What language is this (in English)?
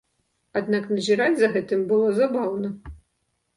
Belarusian